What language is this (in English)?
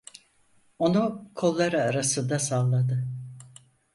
Turkish